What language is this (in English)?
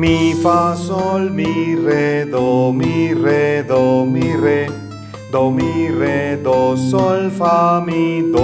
Spanish